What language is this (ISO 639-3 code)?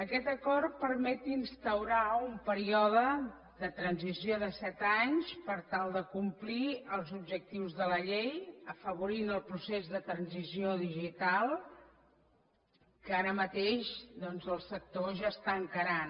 cat